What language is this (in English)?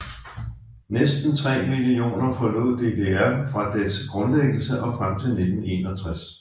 Danish